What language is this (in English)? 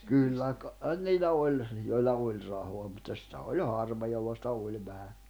Finnish